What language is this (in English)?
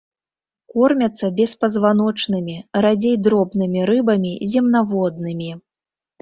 Belarusian